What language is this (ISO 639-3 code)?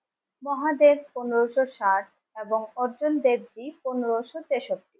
ben